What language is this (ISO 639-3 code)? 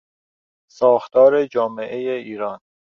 fas